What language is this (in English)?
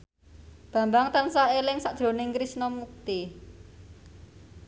Javanese